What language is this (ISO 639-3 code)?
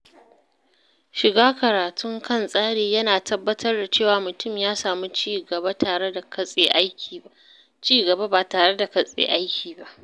hau